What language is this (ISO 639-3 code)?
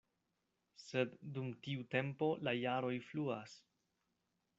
epo